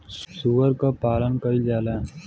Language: Bhojpuri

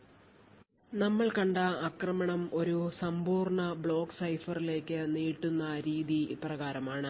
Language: Malayalam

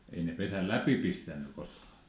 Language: Finnish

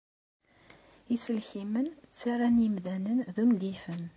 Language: Kabyle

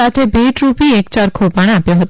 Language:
Gujarati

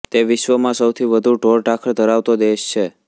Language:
Gujarati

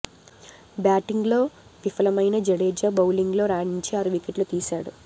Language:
Telugu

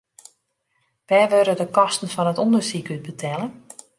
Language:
Western Frisian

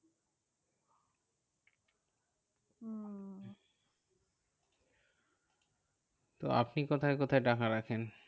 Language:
Bangla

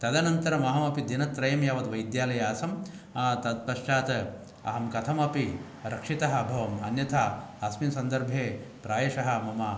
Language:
Sanskrit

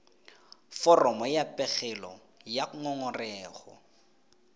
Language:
Tswana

